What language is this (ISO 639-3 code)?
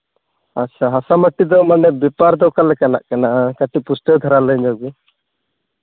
sat